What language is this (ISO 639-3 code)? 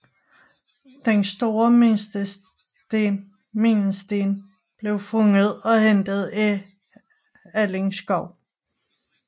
dan